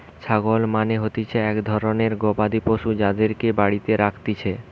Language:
Bangla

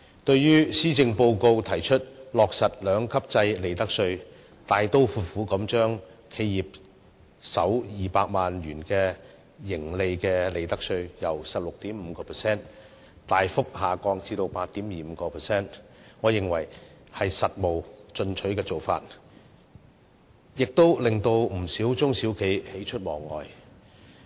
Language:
Cantonese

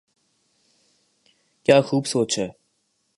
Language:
Urdu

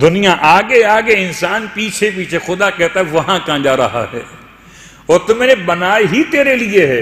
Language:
Hindi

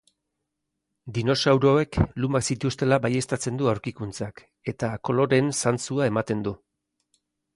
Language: Basque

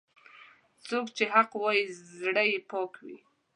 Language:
Pashto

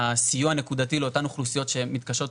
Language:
Hebrew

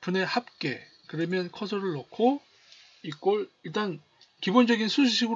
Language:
Korean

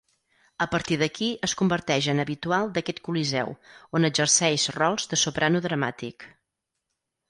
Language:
Catalan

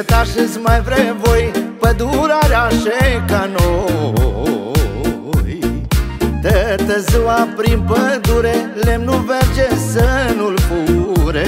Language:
Romanian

